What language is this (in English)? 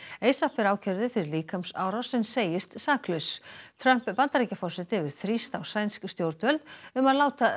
Icelandic